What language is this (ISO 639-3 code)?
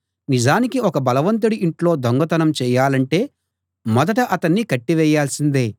tel